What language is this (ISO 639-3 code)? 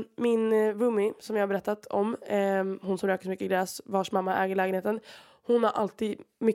swe